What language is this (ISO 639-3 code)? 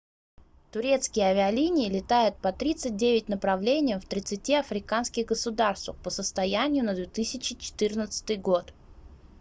rus